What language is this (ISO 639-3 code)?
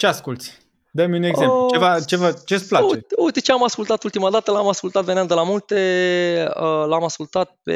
ron